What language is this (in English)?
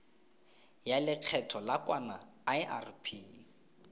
Tswana